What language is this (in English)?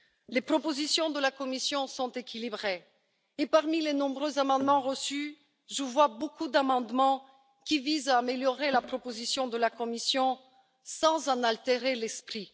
French